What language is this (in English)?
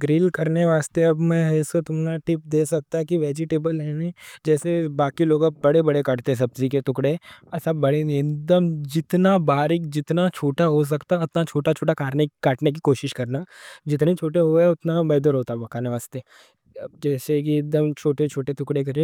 Deccan